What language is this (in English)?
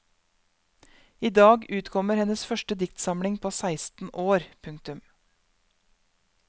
Norwegian